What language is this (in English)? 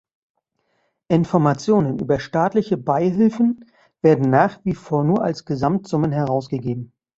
German